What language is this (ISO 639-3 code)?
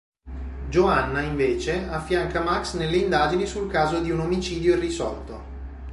ita